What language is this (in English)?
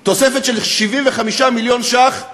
Hebrew